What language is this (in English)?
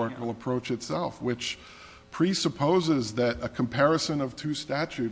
English